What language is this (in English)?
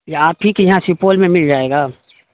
Urdu